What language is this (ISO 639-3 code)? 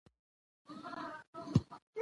pus